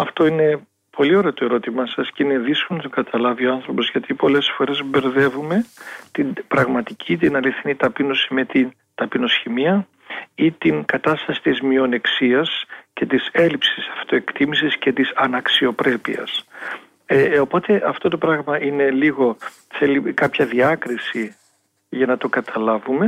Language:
Greek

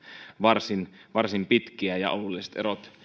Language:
Finnish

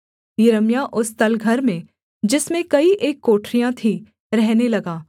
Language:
Hindi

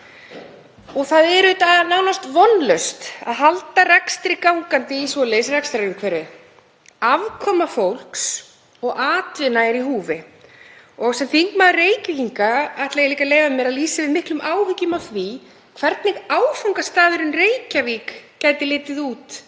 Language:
Icelandic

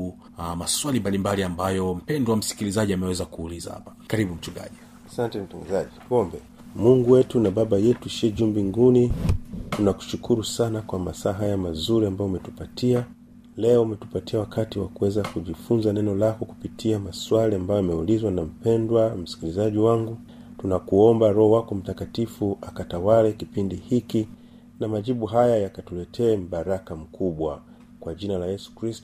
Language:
Swahili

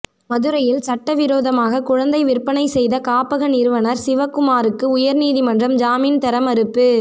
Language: Tamil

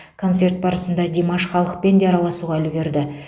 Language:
Kazakh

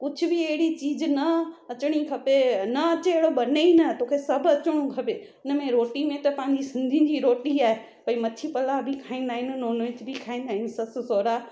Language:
Sindhi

